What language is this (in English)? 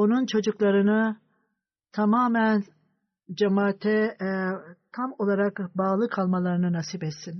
Turkish